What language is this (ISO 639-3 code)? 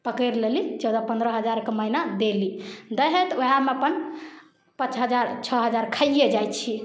mai